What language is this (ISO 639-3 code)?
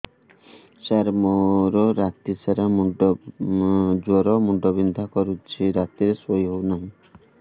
ori